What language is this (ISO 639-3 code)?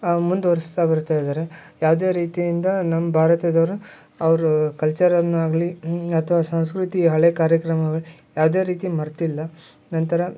kan